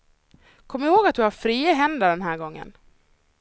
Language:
Swedish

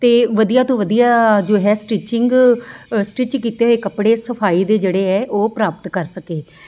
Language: Punjabi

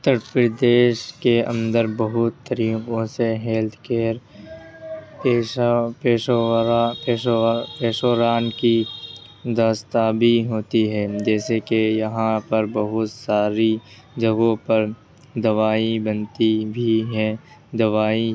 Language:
Urdu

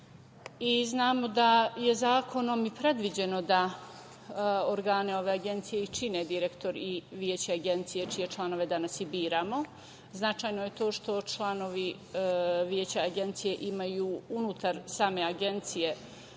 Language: Serbian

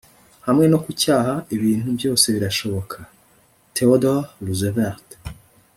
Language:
Kinyarwanda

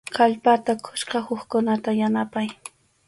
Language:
Arequipa-La Unión Quechua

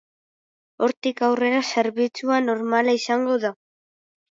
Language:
Basque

